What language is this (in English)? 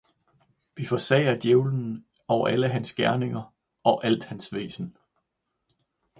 Danish